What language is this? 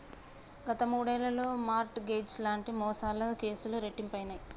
Telugu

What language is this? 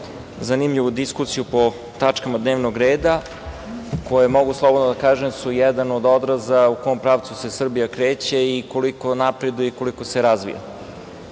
Serbian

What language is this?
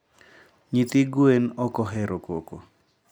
Luo (Kenya and Tanzania)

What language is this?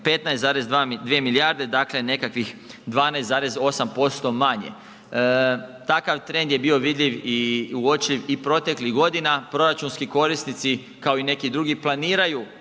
Croatian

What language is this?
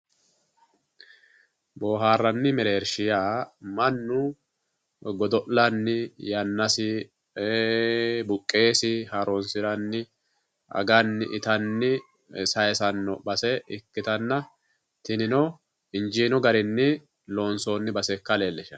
Sidamo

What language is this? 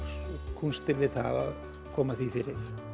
Icelandic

